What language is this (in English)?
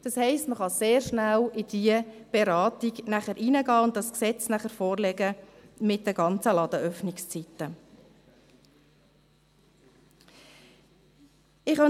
Swiss German